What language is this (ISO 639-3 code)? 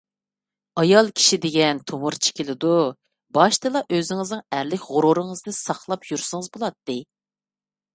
uig